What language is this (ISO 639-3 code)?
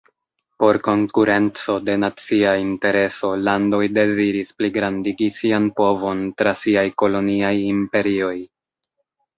epo